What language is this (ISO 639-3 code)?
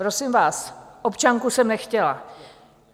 ces